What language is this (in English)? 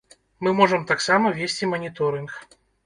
Belarusian